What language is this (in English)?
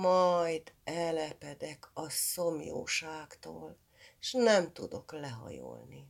Hungarian